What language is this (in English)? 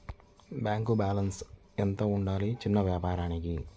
Telugu